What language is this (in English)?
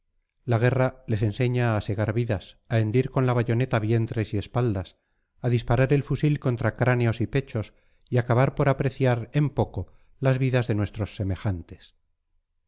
Spanish